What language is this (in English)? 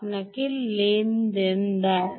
Bangla